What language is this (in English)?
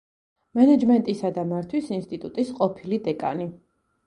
Georgian